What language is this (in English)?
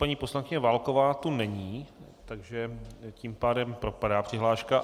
Czech